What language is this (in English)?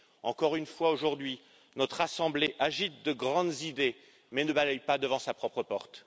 French